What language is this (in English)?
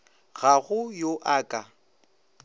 Northern Sotho